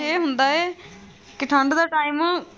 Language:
Punjabi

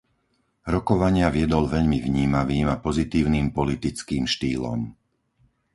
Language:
Slovak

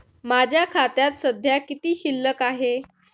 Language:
Marathi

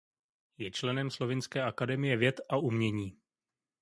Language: Czech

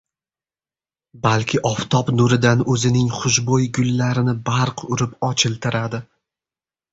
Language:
Uzbek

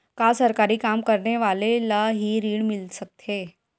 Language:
Chhattisgarhi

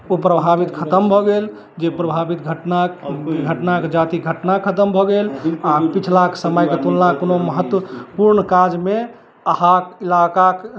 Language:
Maithili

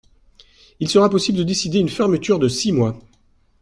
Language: French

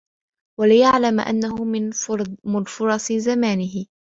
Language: Arabic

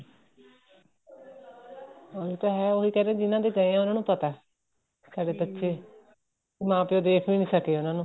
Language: Punjabi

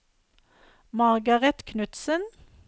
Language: Norwegian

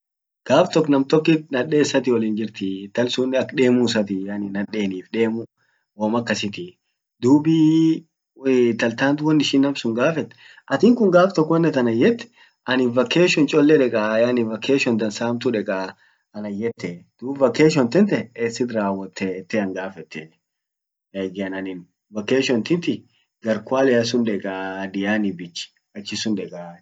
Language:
Orma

